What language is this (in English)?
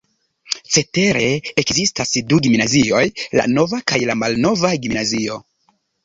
Esperanto